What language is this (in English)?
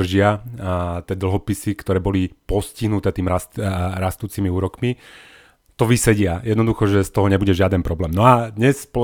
Slovak